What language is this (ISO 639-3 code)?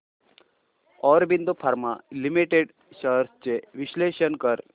mar